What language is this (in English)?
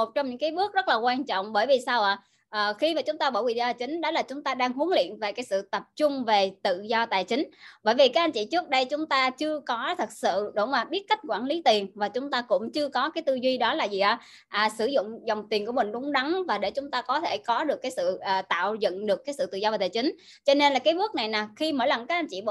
Vietnamese